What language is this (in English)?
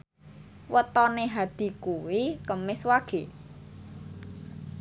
Javanese